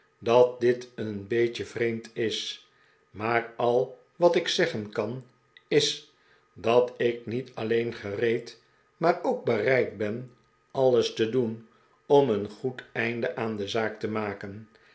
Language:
Dutch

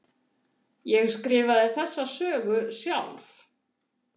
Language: Icelandic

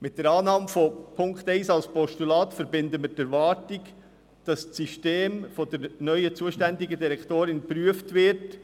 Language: Swiss German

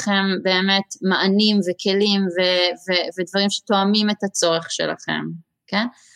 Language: Hebrew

